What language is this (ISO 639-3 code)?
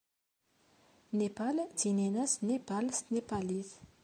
kab